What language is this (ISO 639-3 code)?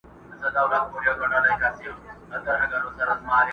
pus